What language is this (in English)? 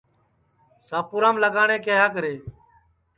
Sansi